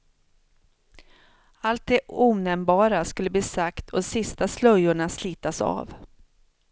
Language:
Swedish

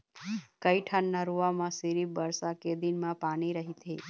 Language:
Chhattisgarhi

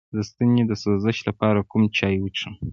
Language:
Pashto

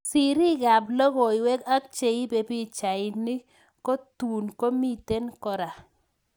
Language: Kalenjin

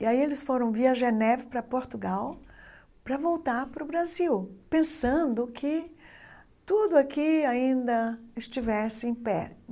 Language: Portuguese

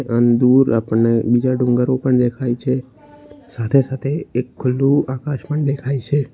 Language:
Gujarati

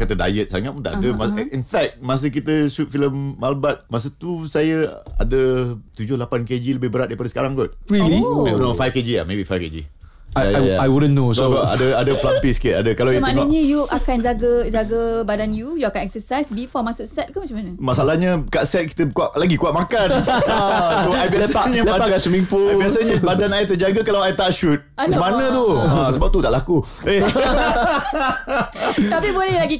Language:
Malay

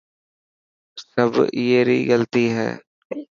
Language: Dhatki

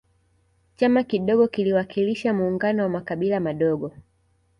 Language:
Swahili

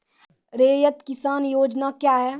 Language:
Maithili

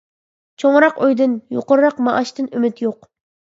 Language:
Uyghur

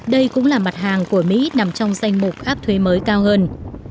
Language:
Vietnamese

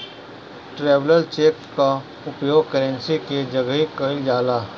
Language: Bhojpuri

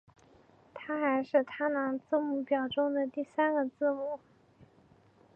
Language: Chinese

